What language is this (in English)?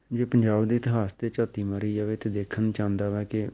Punjabi